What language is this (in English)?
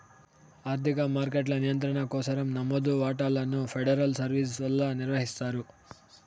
Telugu